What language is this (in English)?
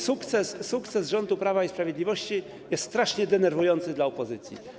Polish